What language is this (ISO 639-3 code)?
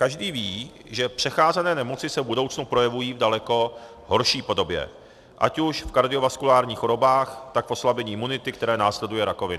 ces